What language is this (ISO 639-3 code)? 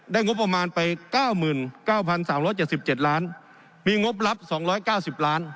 tha